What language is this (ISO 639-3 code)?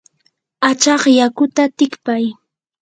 qur